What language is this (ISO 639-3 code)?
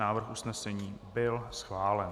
ces